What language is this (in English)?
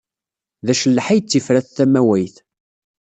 Kabyle